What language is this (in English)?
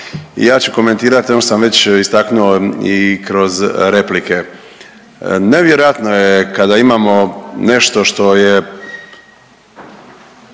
Croatian